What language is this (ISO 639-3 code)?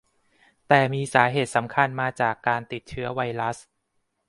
tha